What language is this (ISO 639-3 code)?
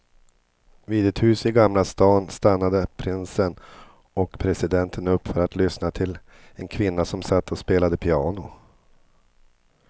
swe